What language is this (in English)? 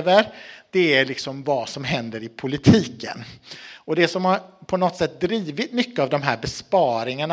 Swedish